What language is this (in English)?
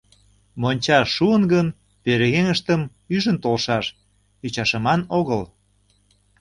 Mari